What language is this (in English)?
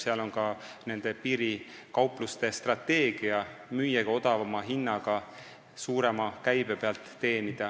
Estonian